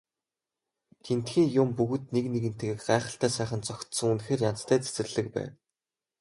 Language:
Mongolian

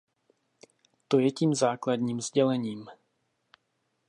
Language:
Czech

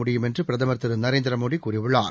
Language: Tamil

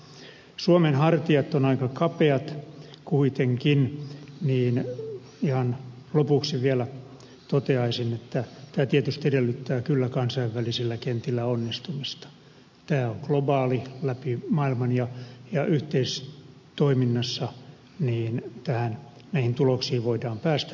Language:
Finnish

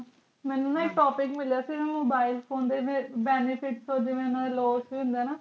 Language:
Punjabi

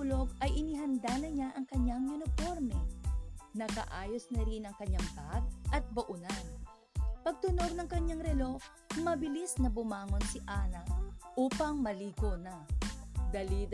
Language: Filipino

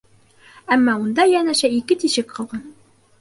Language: Bashkir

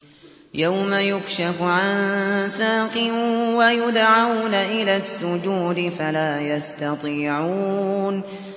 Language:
Arabic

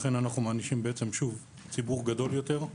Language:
Hebrew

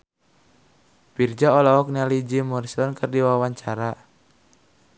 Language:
Sundanese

